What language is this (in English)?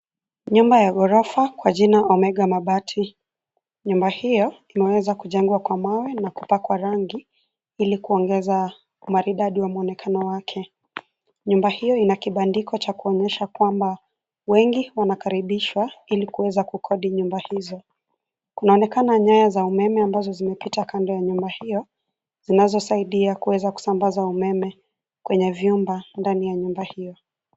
Swahili